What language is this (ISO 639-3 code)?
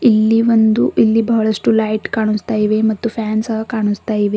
kan